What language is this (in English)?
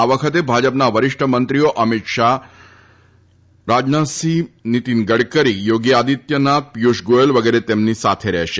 Gujarati